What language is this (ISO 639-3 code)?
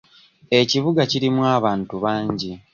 lug